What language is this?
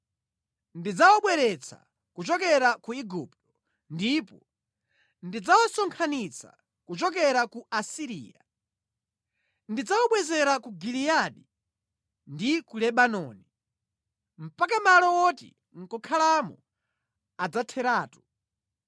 Nyanja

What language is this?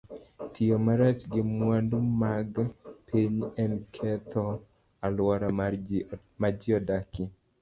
Luo (Kenya and Tanzania)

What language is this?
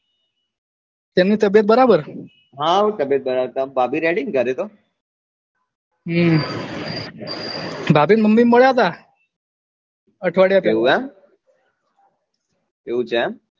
Gujarati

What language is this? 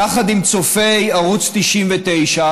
Hebrew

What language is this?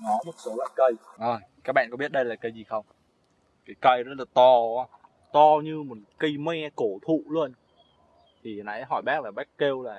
Vietnamese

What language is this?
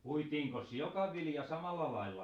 Finnish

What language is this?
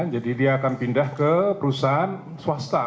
Indonesian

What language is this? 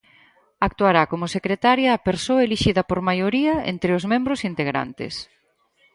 Galician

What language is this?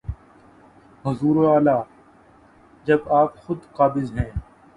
Urdu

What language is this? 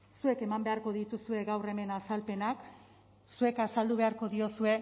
Basque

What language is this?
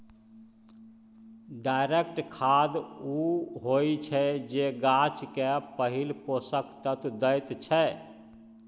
Maithili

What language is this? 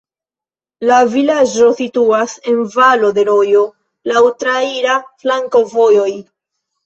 Esperanto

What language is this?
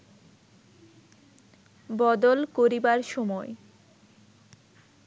Bangla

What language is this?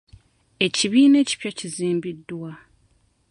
Ganda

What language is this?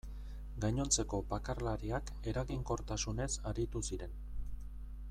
Basque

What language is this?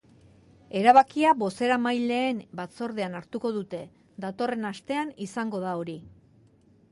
Basque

